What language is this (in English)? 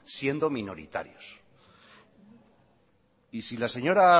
Spanish